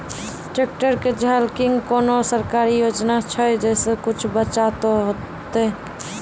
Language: Maithili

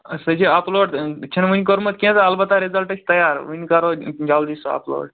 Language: Kashmiri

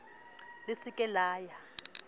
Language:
Southern Sotho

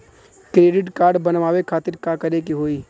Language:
Bhojpuri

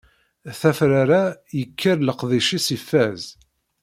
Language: Kabyle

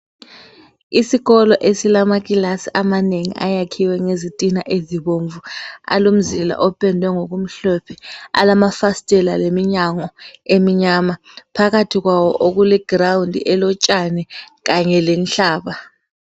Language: North Ndebele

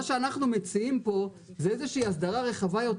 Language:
Hebrew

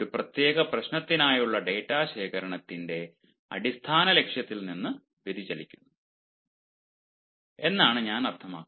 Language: Malayalam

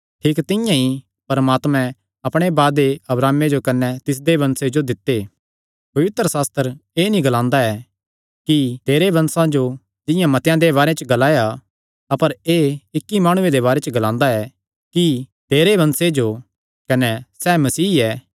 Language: Kangri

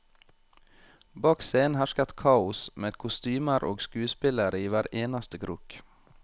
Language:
Norwegian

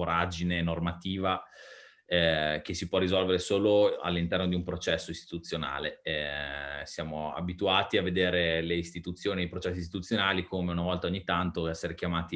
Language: Italian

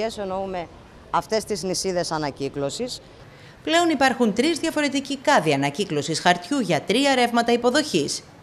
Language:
Greek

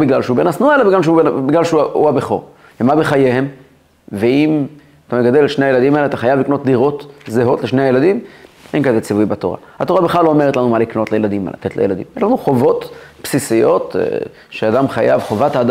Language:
Hebrew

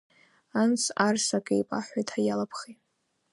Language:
Abkhazian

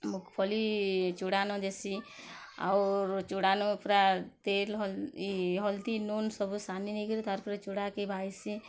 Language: Odia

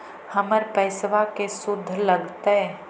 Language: Magahi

